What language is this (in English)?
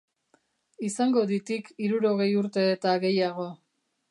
Basque